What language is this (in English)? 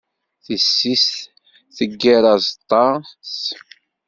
Kabyle